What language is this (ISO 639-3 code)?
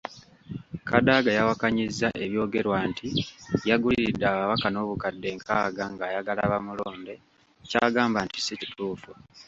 lug